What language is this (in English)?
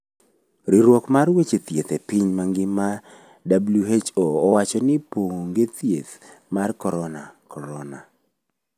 Luo (Kenya and Tanzania)